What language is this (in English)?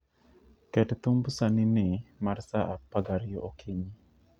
Luo (Kenya and Tanzania)